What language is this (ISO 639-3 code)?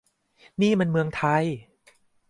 tha